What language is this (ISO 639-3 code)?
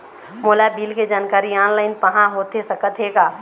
hne